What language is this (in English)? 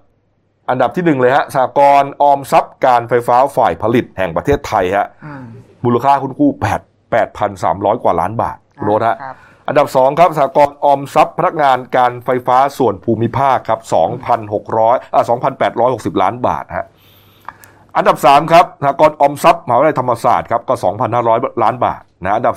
Thai